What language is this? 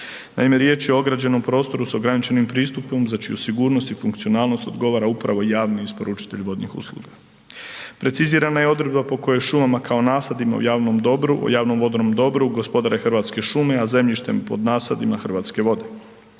Croatian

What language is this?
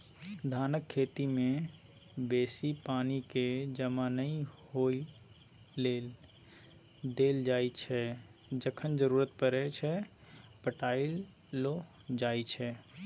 Maithili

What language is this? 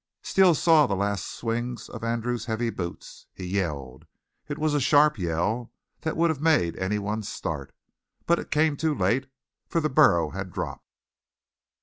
English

